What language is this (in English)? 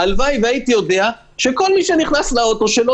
Hebrew